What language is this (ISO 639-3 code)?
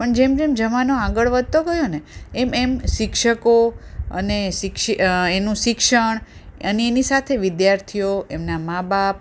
guj